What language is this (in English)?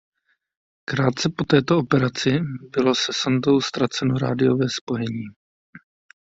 Czech